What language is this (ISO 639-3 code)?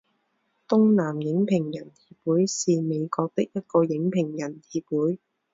zho